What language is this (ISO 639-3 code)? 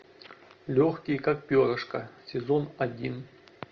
rus